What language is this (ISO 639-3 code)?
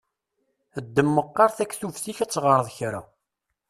kab